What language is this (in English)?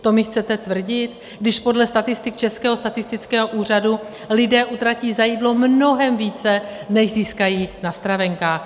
Czech